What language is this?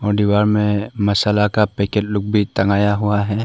Hindi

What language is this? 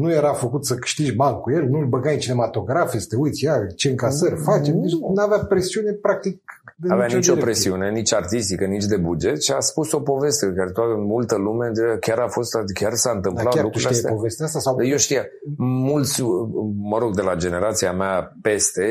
Romanian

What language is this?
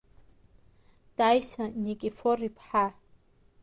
Abkhazian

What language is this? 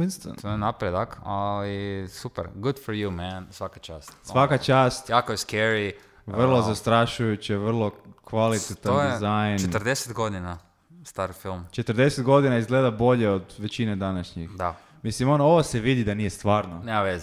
Croatian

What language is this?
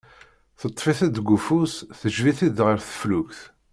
Kabyle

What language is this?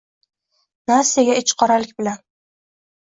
Uzbek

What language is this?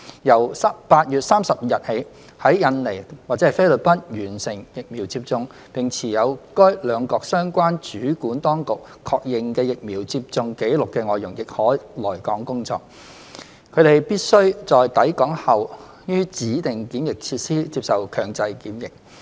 Cantonese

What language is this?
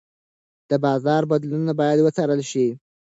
Pashto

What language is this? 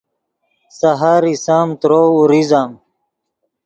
Yidgha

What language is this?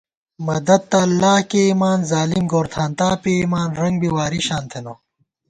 Gawar-Bati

